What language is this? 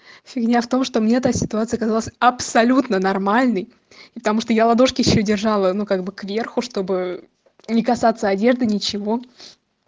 Russian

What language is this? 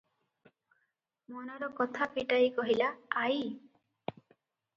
Odia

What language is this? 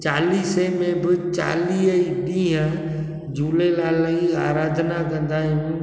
Sindhi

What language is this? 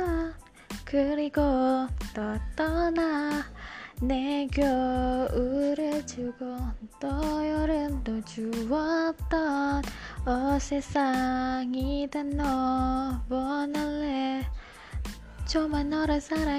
Malay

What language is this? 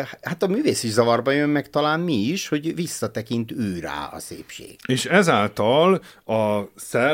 Hungarian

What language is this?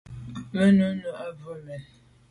Medumba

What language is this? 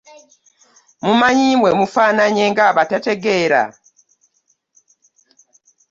Ganda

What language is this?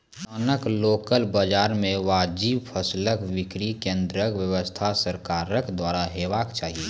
Maithili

